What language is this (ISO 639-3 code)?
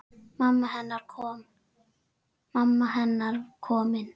isl